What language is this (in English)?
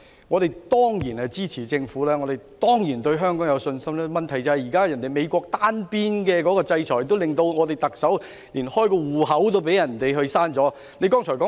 Cantonese